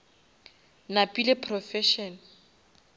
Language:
Northern Sotho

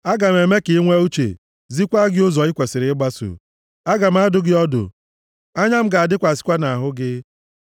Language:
Igbo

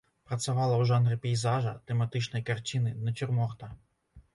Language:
Belarusian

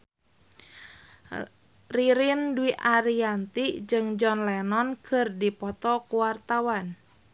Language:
Sundanese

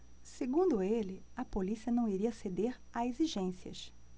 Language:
Portuguese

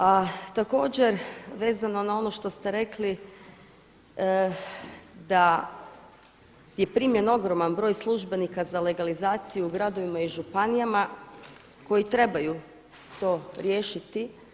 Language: Croatian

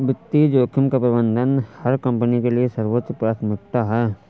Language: Hindi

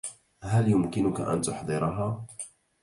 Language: Arabic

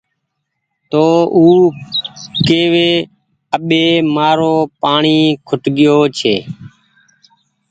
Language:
Goaria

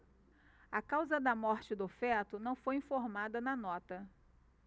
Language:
Portuguese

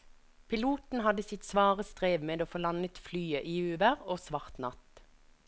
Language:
Norwegian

